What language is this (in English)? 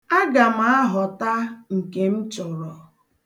Igbo